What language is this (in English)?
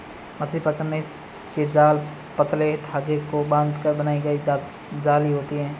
Hindi